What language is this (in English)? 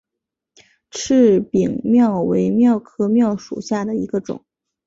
Chinese